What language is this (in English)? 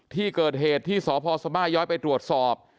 Thai